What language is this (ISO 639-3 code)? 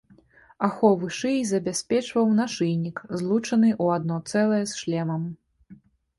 bel